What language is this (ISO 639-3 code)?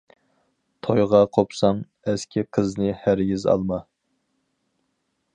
uig